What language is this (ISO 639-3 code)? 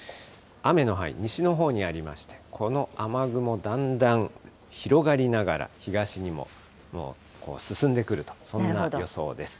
jpn